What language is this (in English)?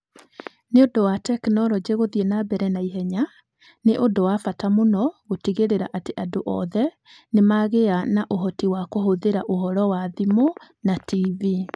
Kikuyu